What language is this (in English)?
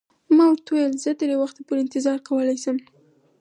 Pashto